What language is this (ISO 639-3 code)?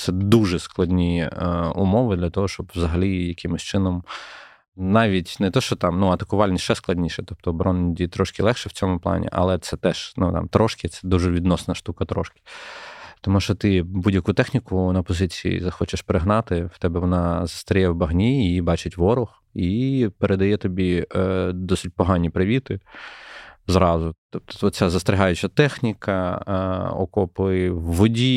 ukr